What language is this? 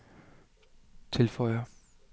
Danish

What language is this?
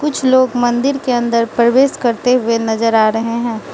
Hindi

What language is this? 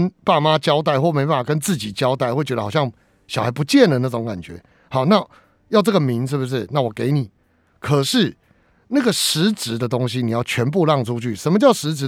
Chinese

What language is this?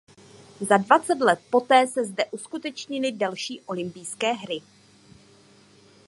Czech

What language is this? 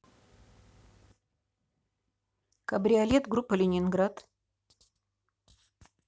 Russian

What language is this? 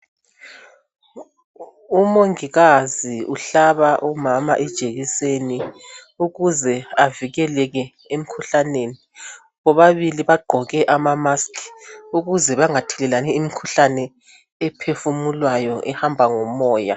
North Ndebele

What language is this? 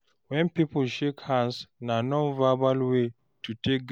Nigerian Pidgin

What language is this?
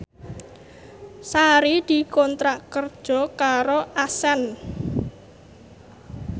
Javanese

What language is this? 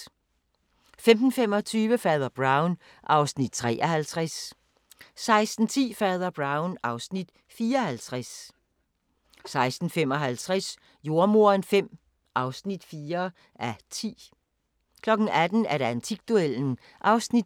Danish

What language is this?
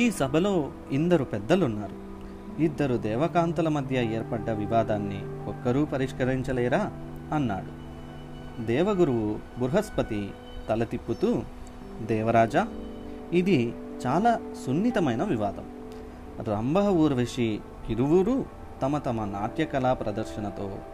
Telugu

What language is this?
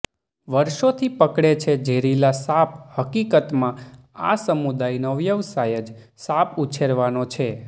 Gujarati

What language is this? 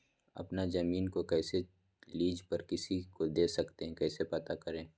Magahi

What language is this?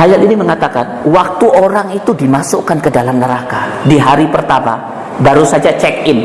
Indonesian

